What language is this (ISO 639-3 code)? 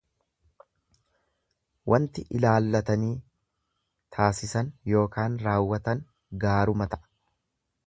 orm